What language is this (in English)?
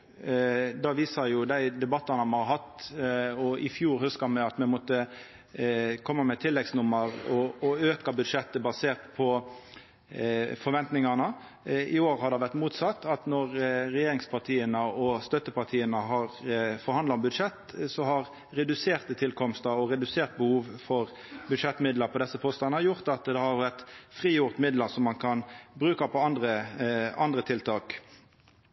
Norwegian Nynorsk